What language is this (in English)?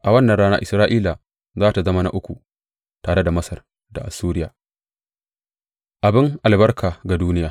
Hausa